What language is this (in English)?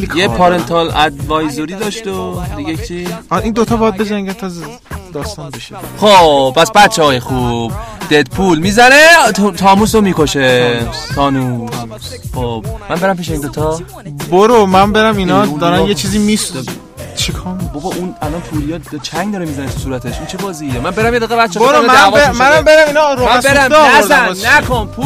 Persian